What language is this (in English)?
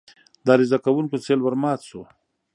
Pashto